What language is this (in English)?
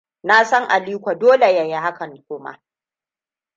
Hausa